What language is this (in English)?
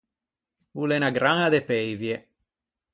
Ligurian